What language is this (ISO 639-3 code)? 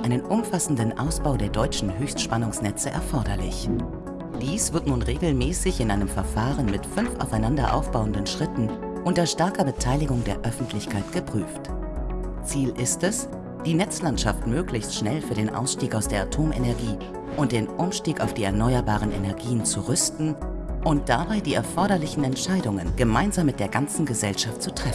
deu